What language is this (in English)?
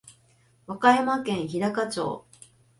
Japanese